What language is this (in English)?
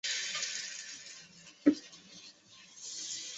Chinese